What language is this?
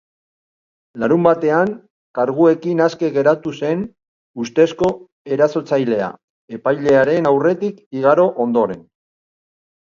Basque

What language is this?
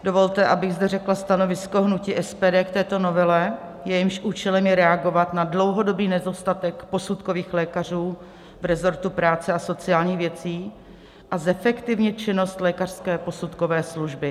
Czech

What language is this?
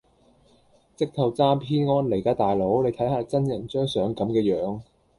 Cantonese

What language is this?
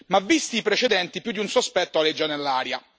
Italian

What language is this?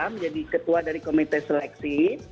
Indonesian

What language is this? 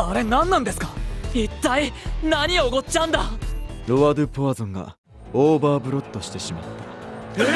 Japanese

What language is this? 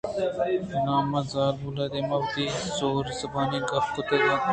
Eastern Balochi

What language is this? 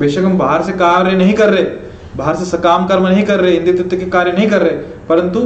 Hindi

